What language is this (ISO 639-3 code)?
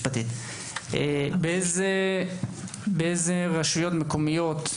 heb